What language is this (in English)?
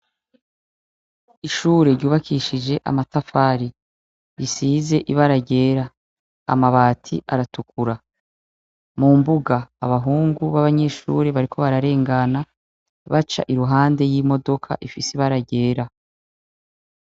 Rundi